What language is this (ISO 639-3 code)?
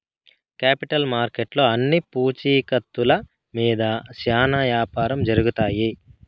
tel